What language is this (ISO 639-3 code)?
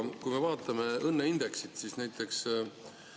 est